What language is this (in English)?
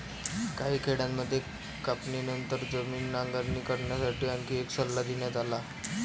Marathi